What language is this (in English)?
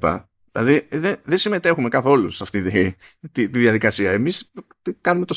Greek